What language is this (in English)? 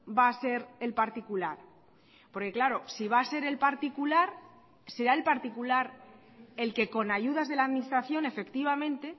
Spanish